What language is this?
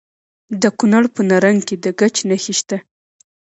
Pashto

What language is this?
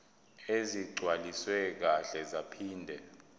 Zulu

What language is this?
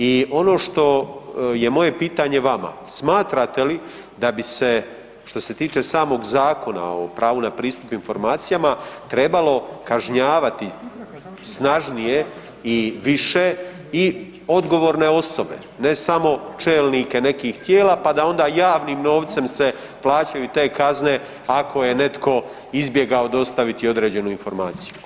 Croatian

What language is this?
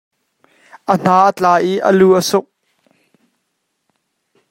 Hakha Chin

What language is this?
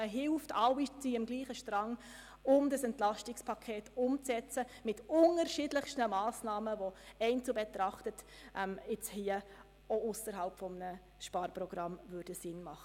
Swiss German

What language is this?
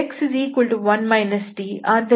Kannada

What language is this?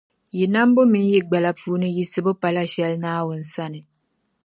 Dagbani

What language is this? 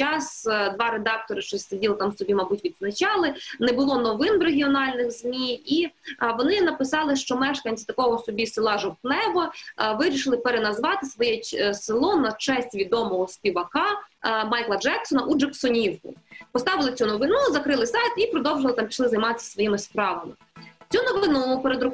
Ukrainian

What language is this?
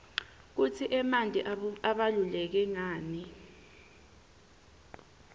Swati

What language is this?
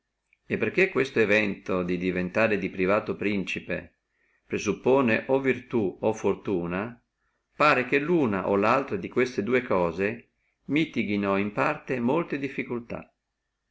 Italian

